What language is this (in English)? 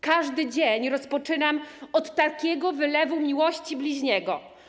Polish